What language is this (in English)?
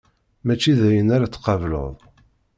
Kabyle